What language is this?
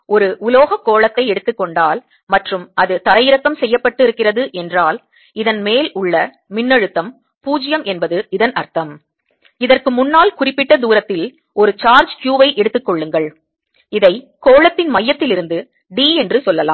Tamil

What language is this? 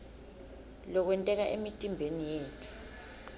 Swati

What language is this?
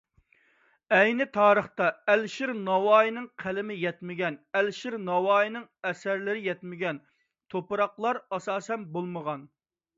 Uyghur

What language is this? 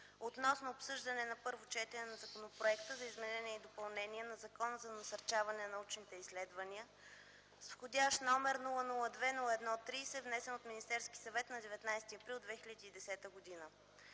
Bulgarian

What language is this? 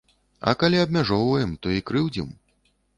Belarusian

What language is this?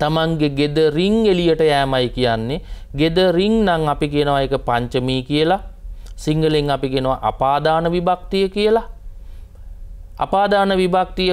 Indonesian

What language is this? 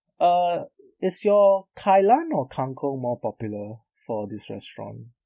English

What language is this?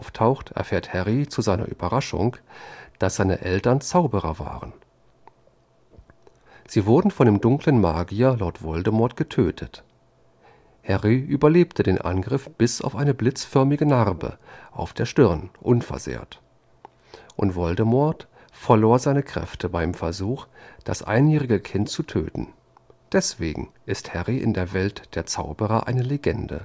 German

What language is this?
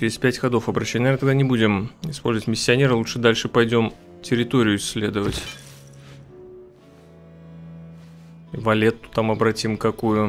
Russian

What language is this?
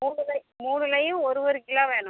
Tamil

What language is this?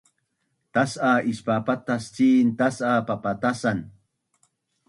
Bunun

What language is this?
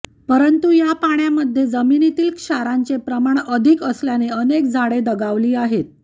Marathi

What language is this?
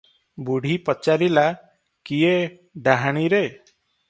Odia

